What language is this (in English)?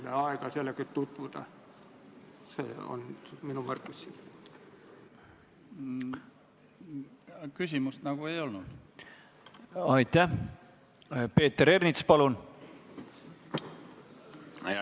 Estonian